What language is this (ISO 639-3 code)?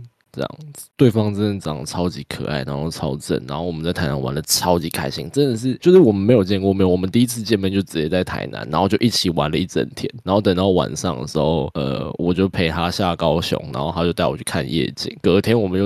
zho